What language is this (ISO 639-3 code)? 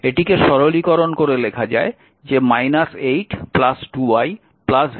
ben